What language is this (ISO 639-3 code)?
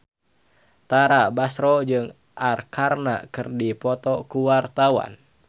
sun